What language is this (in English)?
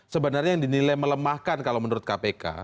Indonesian